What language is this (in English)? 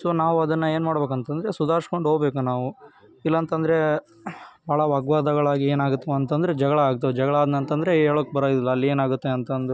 Kannada